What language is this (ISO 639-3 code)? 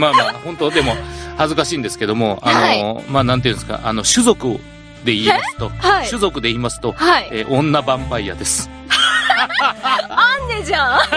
jpn